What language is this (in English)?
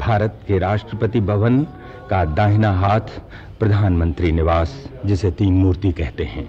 Hindi